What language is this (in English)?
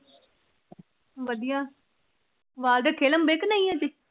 Punjabi